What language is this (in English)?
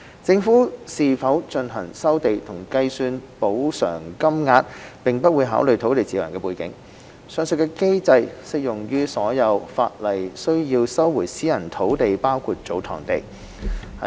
Cantonese